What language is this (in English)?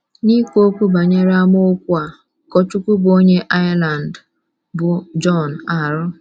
Igbo